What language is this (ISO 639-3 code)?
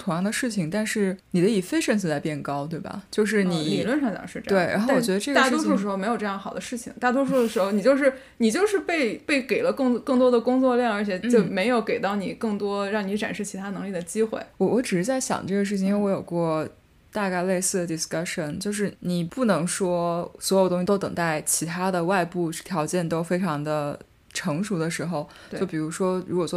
zho